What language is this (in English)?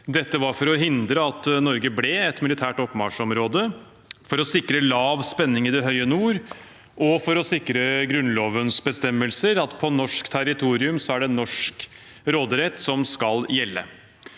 Norwegian